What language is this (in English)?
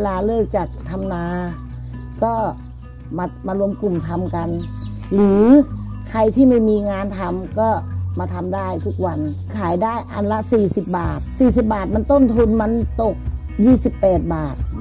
Thai